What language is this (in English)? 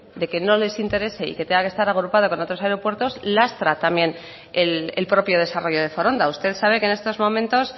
Spanish